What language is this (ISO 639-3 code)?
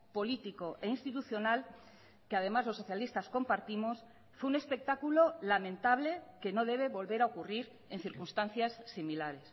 spa